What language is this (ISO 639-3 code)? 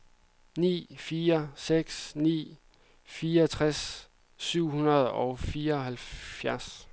dan